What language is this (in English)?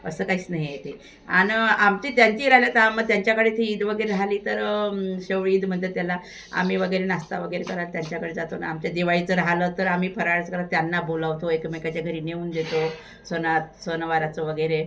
Marathi